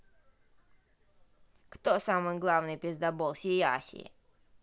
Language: Russian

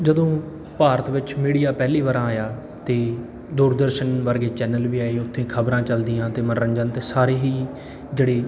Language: Punjabi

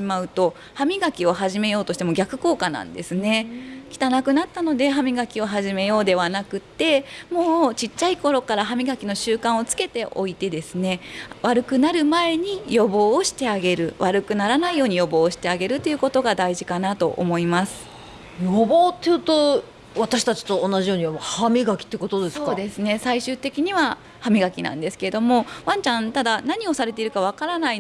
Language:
Japanese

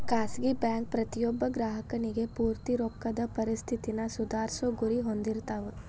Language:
Kannada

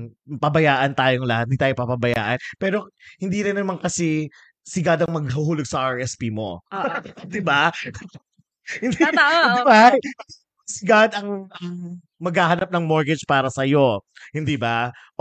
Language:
Filipino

